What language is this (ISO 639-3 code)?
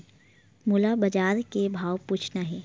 hne